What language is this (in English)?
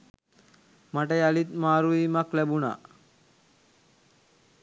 Sinhala